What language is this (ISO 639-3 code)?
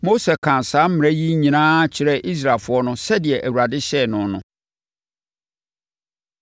aka